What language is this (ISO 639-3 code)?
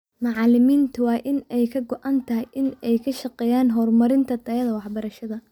som